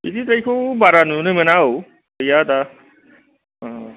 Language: Bodo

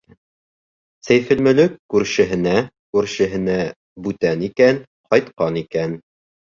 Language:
Bashkir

